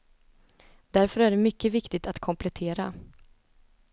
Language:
Swedish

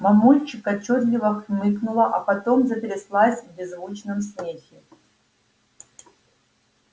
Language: Russian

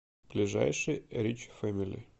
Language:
Russian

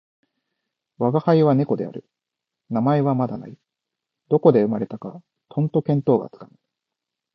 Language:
Japanese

